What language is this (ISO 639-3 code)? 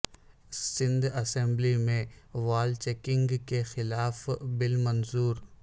urd